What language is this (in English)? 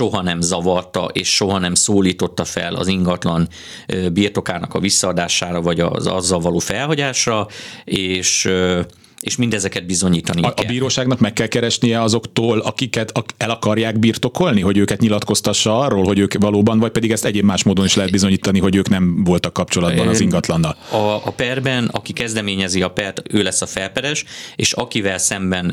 Hungarian